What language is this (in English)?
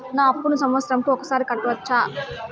Telugu